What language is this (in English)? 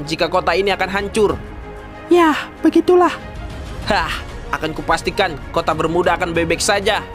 Indonesian